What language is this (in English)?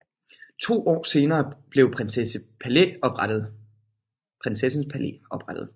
Danish